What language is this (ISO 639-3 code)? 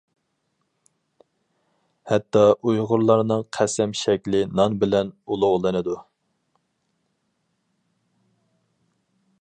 uig